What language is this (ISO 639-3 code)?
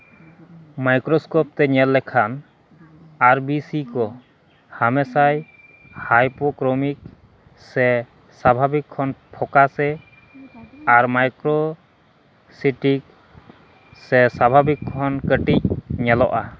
sat